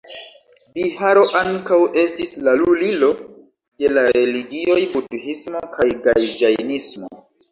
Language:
Esperanto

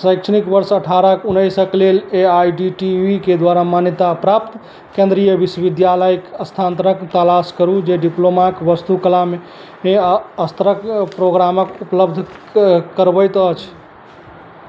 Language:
Maithili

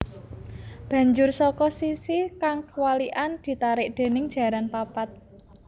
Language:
Javanese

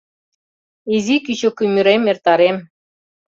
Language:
Mari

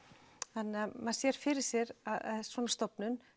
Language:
Icelandic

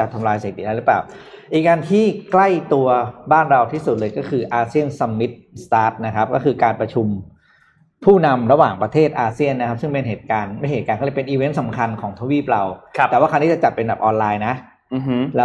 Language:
Thai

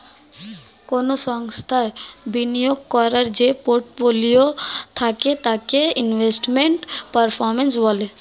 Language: Bangla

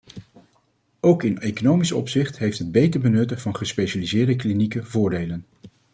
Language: Dutch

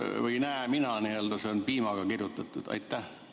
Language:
Estonian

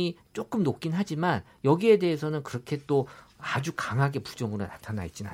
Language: Korean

